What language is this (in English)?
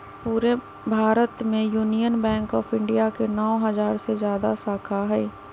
Magahi